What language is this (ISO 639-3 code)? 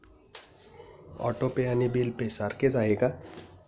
mar